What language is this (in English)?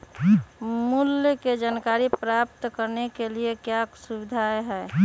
Magahi